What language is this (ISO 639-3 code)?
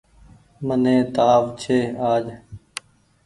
gig